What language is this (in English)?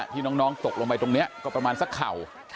Thai